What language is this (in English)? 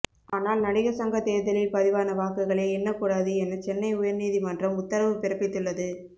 Tamil